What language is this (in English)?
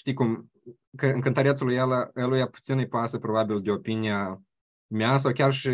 Romanian